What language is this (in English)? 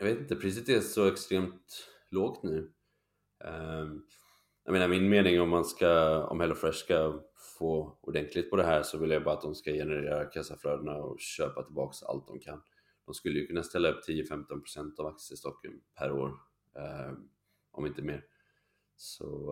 Swedish